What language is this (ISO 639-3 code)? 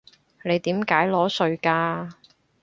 yue